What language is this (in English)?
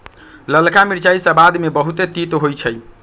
Magahi